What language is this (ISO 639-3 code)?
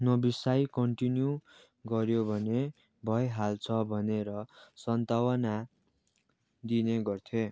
nep